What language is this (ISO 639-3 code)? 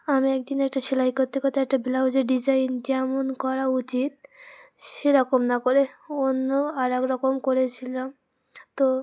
ben